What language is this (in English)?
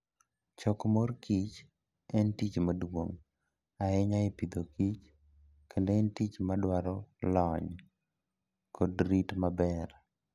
Luo (Kenya and Tanzania)